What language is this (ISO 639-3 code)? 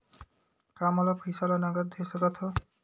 hne